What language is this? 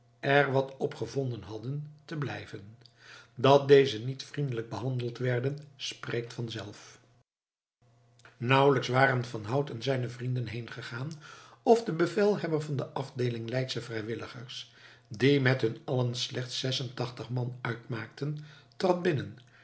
Dutch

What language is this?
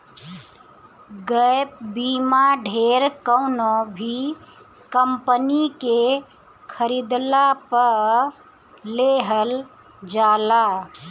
Bhojpuri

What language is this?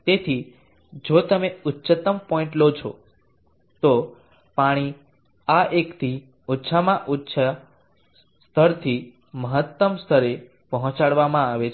Gujarati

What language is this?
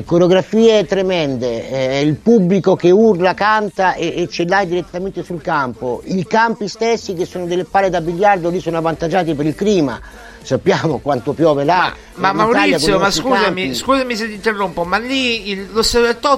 Italian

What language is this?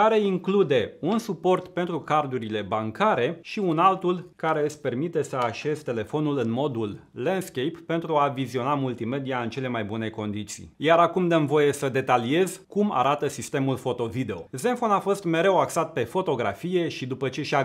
Romanian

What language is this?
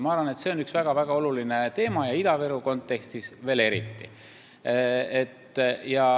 Estonian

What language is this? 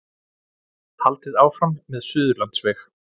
Icelandic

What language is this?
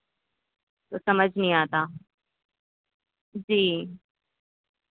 Urdu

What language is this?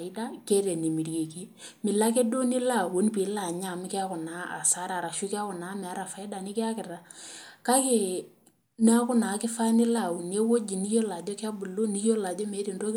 Masai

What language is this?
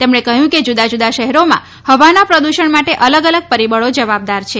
Gujarati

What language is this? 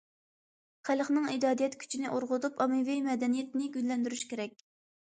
Uyghur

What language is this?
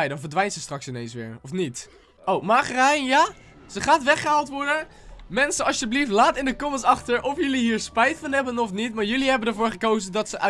Dutch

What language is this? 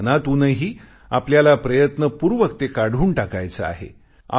Marathi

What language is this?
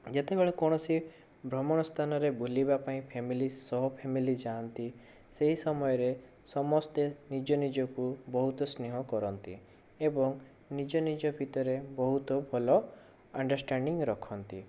Odia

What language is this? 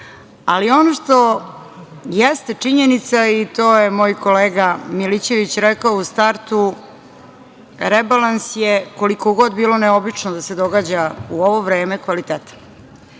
Serbian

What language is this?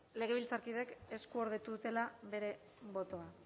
Basque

